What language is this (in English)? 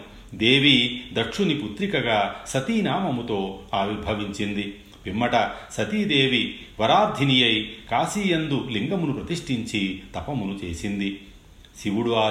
Telugu